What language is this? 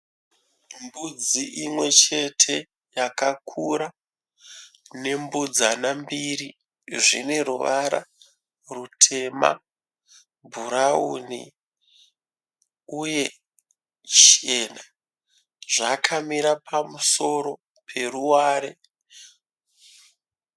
Shona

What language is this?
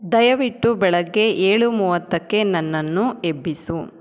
Kannada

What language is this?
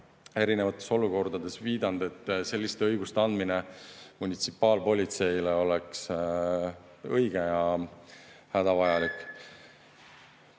Estonian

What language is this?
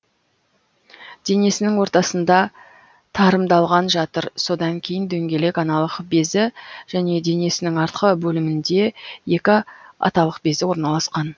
Kazakh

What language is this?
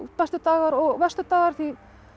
Icelandic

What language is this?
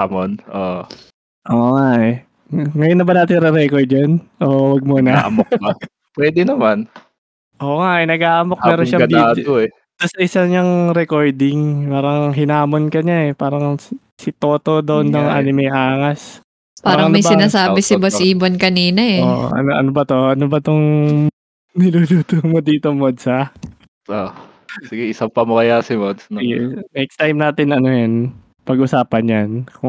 Filipino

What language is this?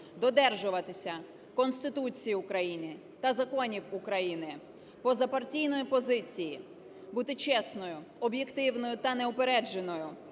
Ukrainian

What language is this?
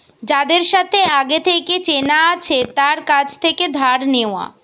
Bangla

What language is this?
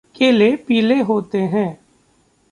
Hindi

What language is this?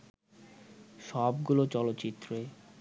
Bangla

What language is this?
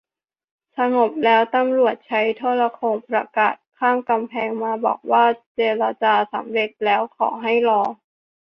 Thai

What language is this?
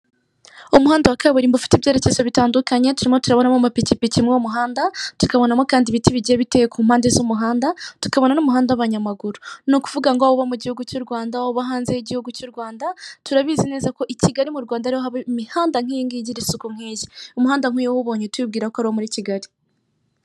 Kinyarwanda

